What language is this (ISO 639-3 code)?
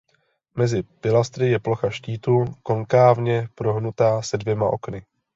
ces